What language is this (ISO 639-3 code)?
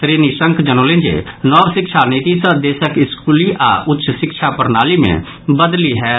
mai